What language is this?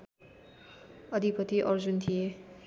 Nepali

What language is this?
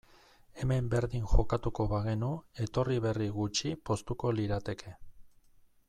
Basque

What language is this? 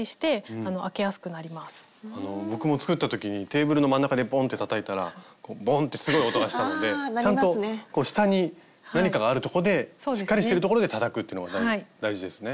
Japanese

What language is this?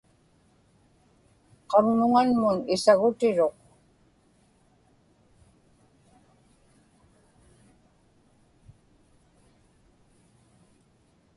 Inupiaq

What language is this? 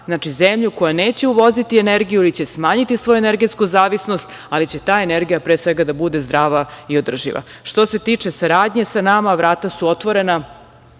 Serbian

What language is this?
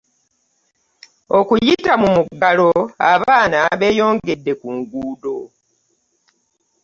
Ganda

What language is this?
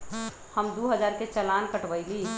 Magahi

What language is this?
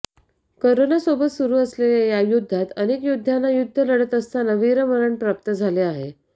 Marathi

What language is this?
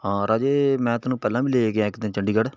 Punjabi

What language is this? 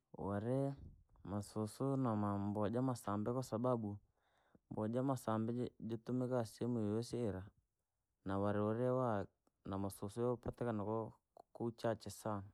Langi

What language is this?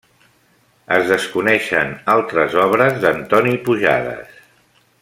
Catalan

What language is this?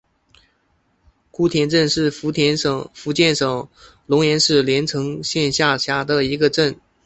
Chinese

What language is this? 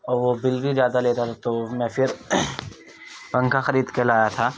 Urdu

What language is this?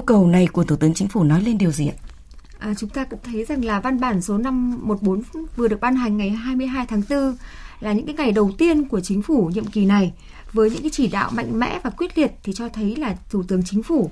Vietnamese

